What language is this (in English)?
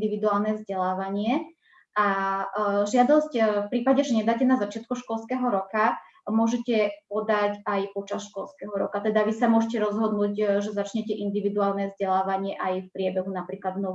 Slovak